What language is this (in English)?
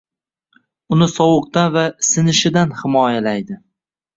Uzbek